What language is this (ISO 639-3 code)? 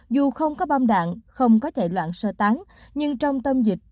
vie